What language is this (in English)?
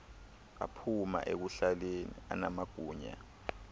Xhosa